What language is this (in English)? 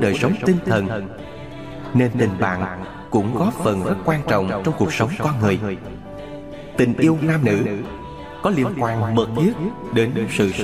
Vietnamese